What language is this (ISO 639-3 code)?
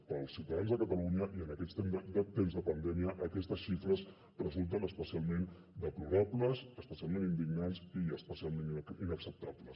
cat